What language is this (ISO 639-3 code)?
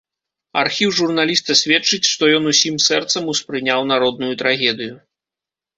bel